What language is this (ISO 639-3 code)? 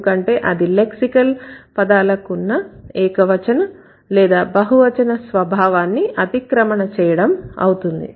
tel